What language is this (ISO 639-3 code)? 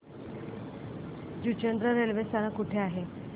mar